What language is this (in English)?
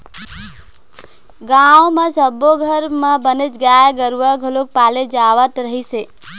Chhattisgarhi